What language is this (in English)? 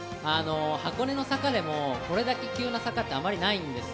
Japanese